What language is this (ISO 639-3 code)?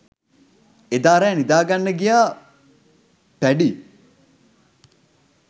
sin